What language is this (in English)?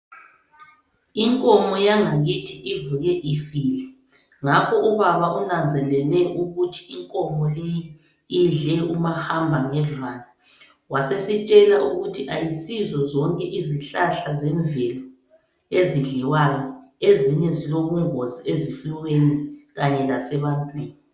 North Ndebele